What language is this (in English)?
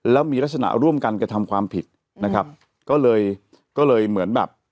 Thai